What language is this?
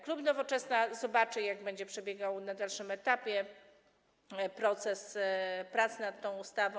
Polish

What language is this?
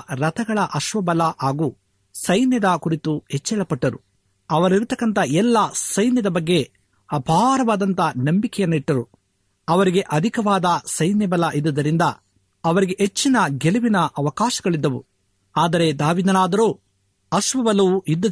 Kannada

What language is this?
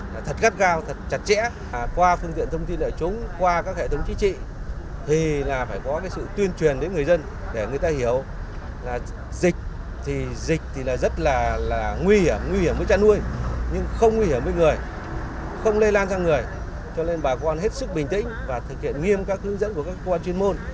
Vietnamese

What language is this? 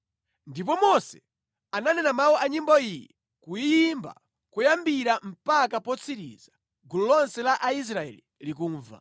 Nyanja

